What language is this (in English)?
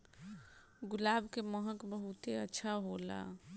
Bhojpuri